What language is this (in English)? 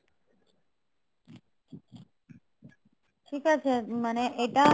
Bangla